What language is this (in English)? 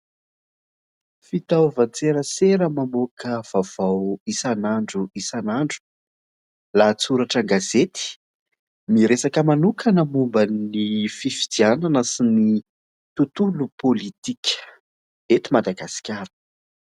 Malagasy